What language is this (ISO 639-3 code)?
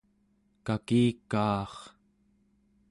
esu